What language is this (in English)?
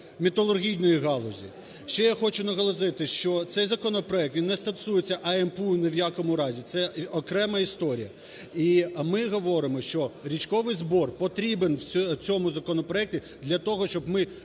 Ukrainian